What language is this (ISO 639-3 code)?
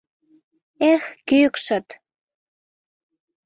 chm